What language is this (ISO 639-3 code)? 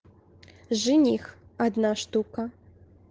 rus